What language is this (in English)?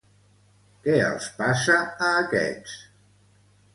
Catalan